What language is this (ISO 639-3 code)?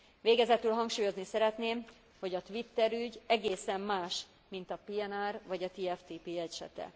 hun